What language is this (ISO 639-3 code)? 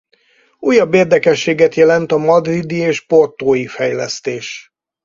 hun